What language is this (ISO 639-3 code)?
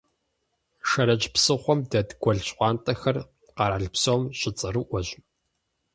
kbd